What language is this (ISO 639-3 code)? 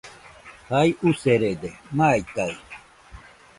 hux